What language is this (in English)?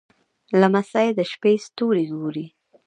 Pashto